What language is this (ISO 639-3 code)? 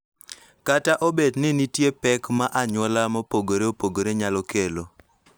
luo